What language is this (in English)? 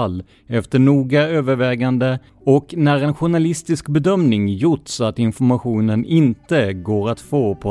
Swedish